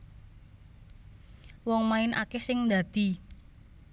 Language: Javanese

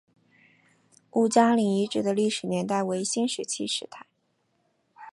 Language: Chinese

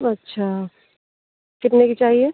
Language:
Hindi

